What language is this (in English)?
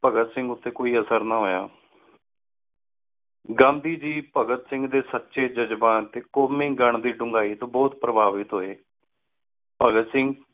Punjabi